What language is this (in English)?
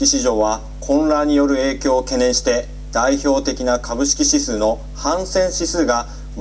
Japanese